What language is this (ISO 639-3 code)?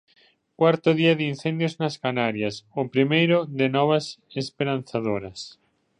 glg